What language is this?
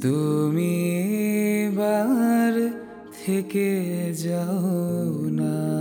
Bangla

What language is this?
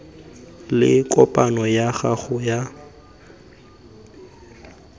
Tswana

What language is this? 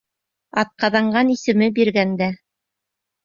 Bashkir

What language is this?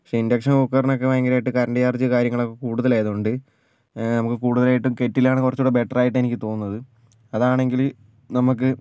Malayalam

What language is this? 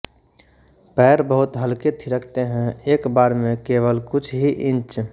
Hindi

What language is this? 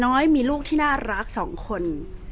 Thai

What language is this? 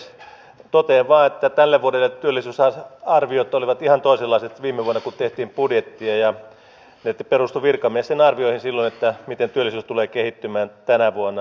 Finnish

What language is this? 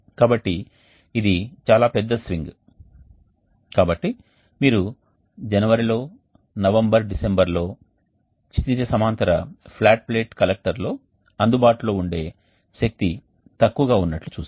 Telugu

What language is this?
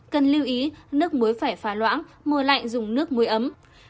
Vietnamese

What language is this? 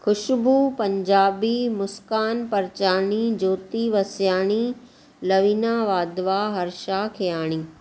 Sindhi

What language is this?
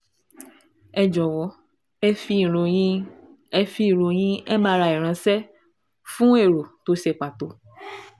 Yoruba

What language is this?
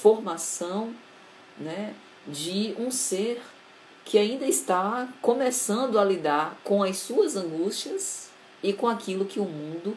Portuguese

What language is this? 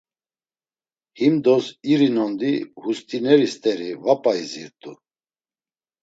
Laz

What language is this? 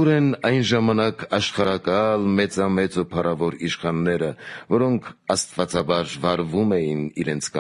Romanian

